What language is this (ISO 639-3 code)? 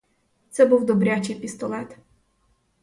ukr